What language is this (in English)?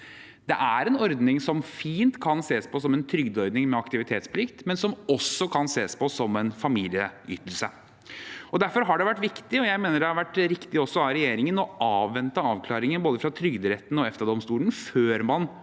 Norwegian